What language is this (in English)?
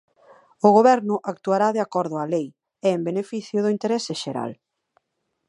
Galician